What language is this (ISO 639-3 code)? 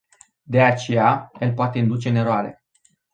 ron